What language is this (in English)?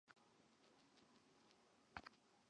Chinese